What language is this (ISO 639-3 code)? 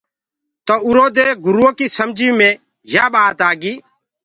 ggg